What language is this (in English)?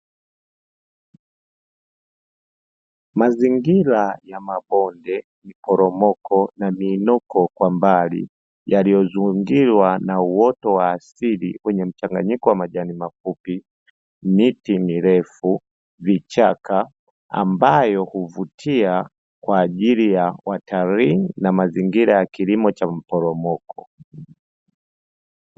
Swahili